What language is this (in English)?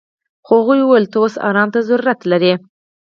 Pashto